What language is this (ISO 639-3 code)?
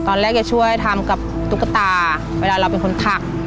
tha